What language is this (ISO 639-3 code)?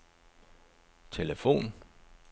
dan